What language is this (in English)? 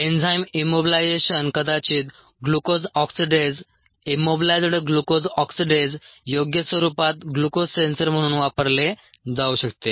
Marathi